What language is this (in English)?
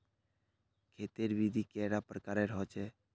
Magahi